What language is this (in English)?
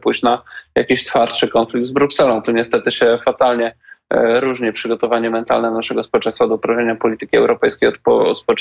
Polish